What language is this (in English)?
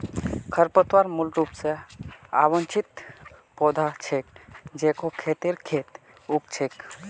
Magahi